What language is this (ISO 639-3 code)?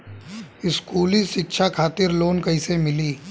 bho